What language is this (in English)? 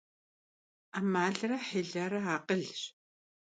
Kabardian